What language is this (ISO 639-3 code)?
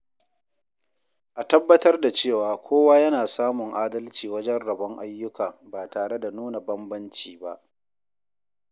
hau